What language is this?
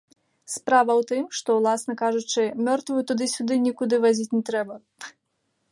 Belarusian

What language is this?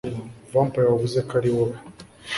Kinyarwanda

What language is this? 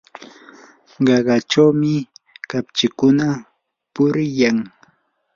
Yanahuanca Pasco Quechua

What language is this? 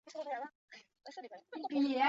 Chinese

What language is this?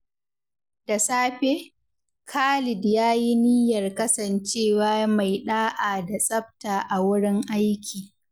Hausa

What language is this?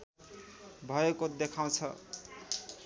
Nepali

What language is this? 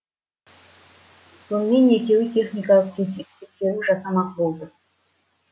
Kazakh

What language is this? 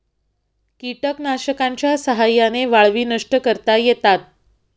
Marathi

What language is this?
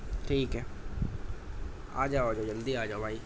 Urdu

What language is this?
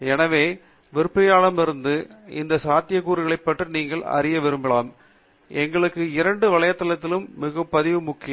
Tamil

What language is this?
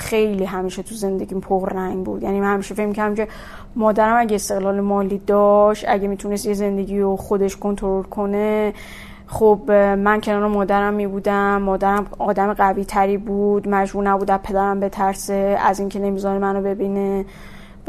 Persian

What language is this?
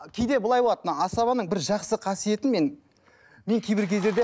Kazakh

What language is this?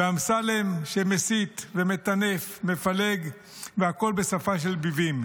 Hebrew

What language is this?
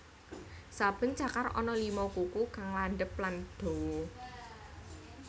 Javanese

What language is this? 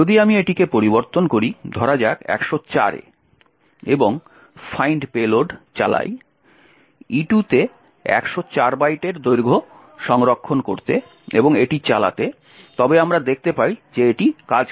Bangla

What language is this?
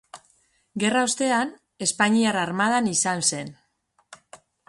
Basque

